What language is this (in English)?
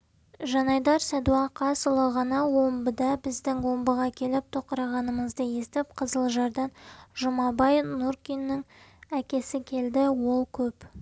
Kazakh